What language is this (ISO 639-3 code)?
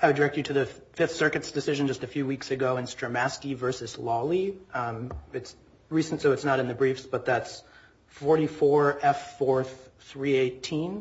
eng